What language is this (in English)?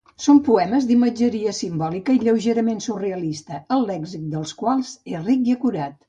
Catalan